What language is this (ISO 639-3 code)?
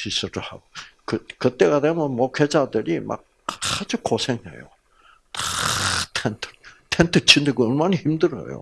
kor